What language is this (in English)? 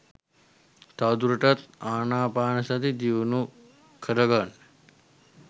Sinhala